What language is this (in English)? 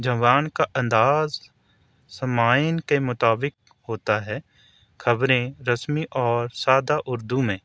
Urdu